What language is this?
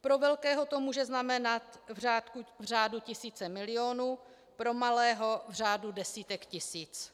Czech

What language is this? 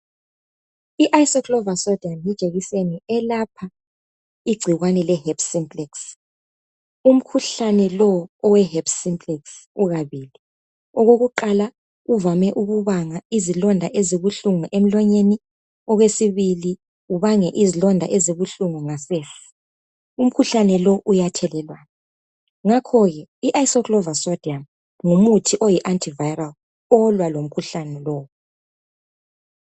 North Ndebele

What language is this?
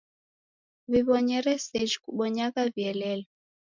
Taita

